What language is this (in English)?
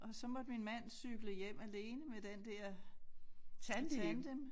Danish